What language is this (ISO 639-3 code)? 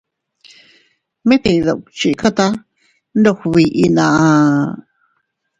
cut